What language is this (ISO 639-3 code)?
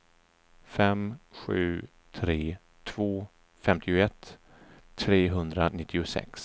swe